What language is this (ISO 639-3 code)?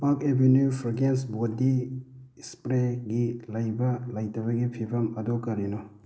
mni